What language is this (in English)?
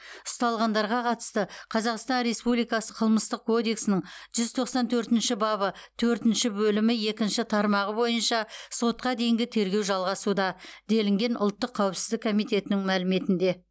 Kazakh